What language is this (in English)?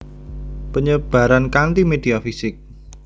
Javanese